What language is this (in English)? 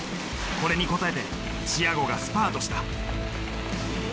Japanese